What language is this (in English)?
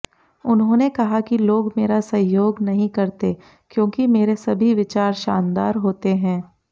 Hindi